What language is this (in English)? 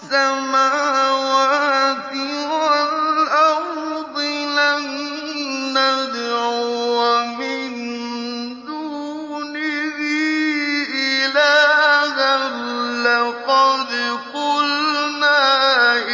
Arabic